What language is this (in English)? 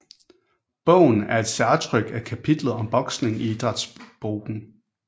Danish